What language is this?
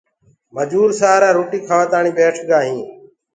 Gurgula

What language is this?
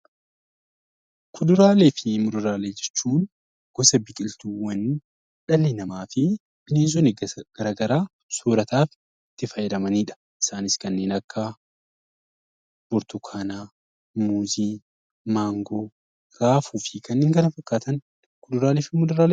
Oromo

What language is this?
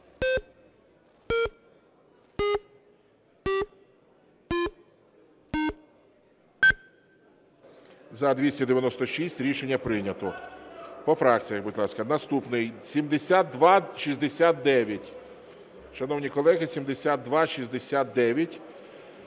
Ukrainian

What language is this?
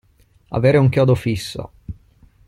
Italian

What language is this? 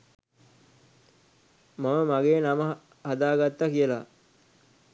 Sinhala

